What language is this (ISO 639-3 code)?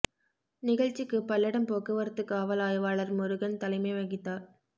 tam